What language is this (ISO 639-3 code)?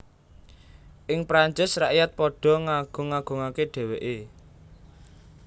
jav